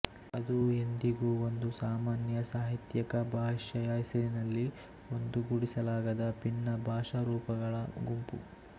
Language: Kannada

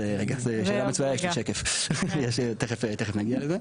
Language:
Hebrew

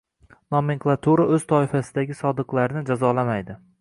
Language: Uzbek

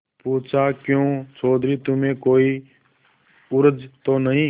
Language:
Hindi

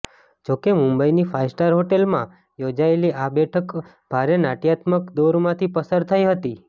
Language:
Gujarati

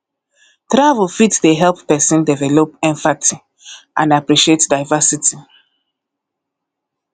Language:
Nigerian Pidgin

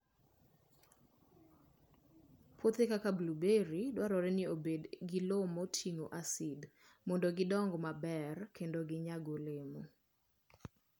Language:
Luo (Kenya and Tanzania)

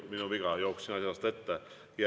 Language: Estonian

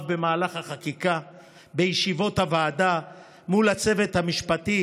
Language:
Hebrew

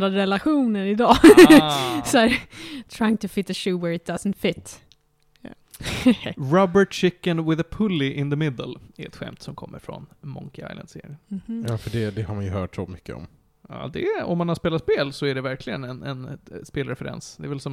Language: Swedish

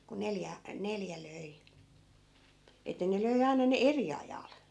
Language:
Finnish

